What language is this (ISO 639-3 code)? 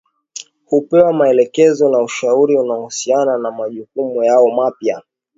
swa